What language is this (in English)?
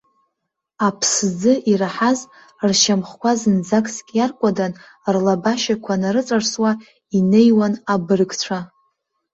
Abkhazian